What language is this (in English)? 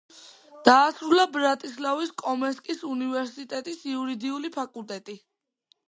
Georgian